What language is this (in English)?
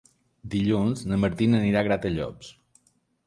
Catalan